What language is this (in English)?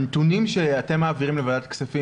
Hebrew